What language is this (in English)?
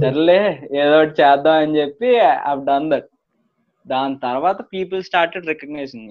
Telugu